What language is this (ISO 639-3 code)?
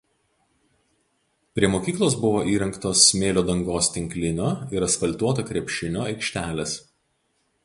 lit